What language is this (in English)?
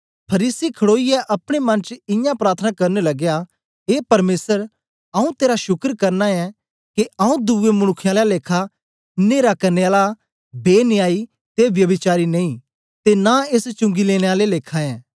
Dogri